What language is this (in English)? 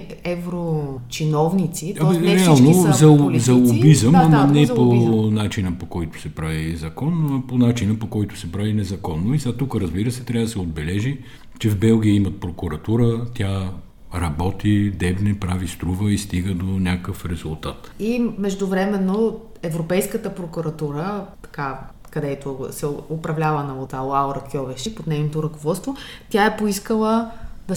Bulgarian